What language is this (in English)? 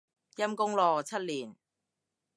Cantonese